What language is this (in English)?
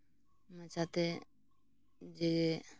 Santali